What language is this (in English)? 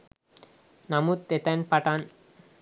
Sinhala